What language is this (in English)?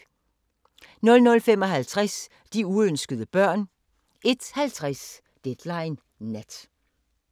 Danish